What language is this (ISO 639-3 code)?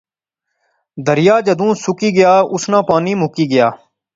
phr